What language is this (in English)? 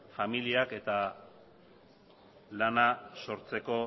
Basque